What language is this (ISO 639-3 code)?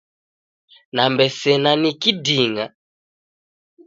dav